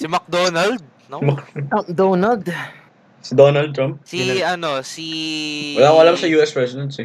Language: Filipino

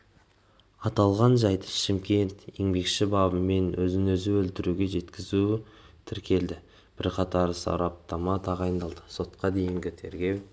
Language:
Kazakh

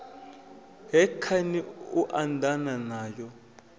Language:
Venda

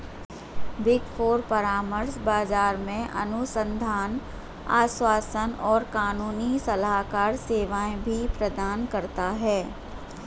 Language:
Hindi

